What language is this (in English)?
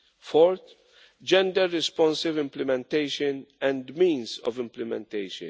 English